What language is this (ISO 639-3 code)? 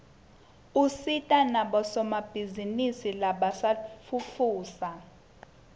ssw